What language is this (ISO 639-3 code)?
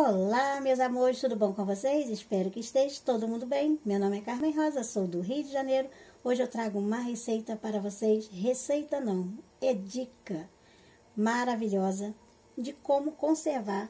por